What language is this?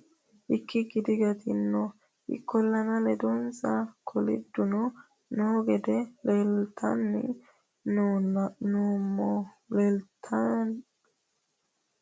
Sidamo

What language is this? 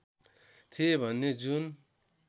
Nepali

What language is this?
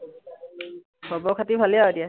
Assamese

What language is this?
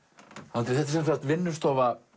Icelandic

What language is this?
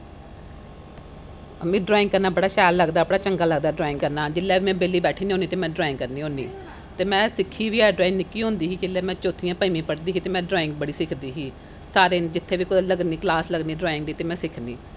Dogri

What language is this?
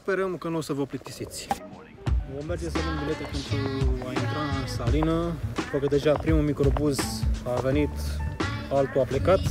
Romanian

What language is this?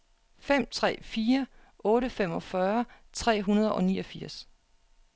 Danish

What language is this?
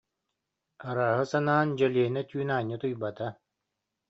Yakut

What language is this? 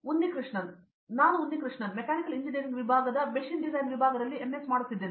Kannada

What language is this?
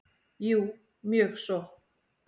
Icelandic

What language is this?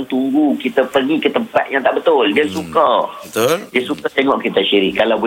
Malay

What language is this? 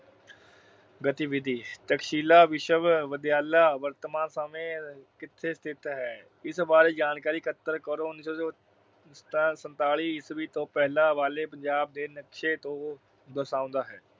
Punjabi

